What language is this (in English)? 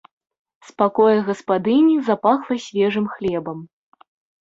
Belarusian